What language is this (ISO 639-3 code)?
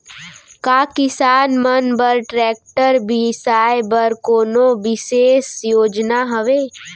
hne